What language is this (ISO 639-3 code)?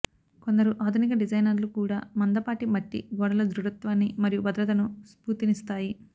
tel